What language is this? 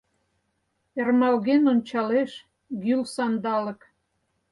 Mari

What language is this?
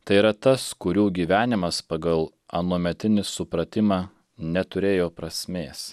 Lithuanian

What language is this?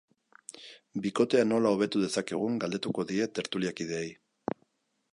Basque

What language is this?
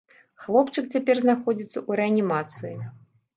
Belarusian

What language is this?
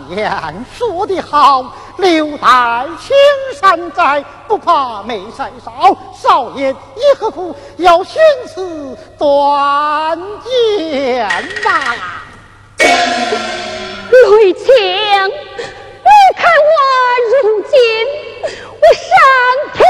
Chinese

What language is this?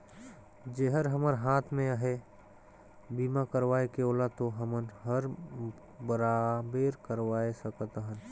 Chhattisgarhi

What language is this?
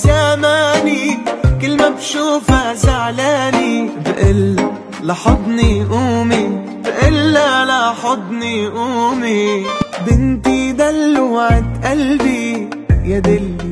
Arabic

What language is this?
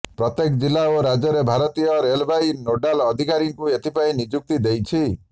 Odia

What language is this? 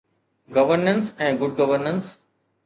Sindhi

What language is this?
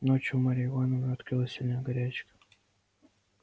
Russian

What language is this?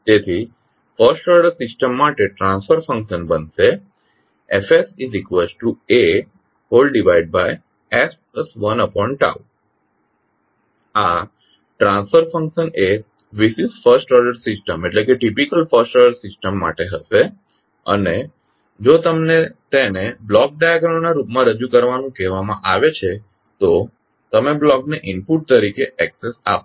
Gujarati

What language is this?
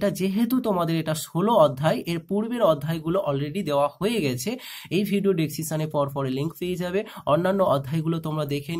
Hindi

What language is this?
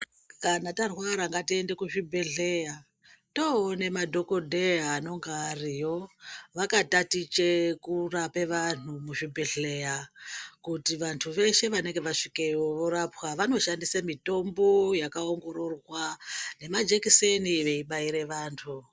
Ndau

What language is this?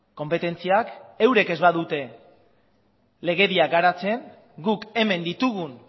Basque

